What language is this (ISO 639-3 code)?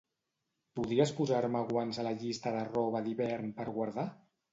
cat